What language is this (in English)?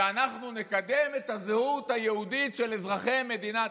Hebrew